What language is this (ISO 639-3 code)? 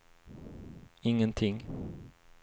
swe